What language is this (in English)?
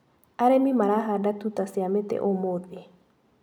Kikuyu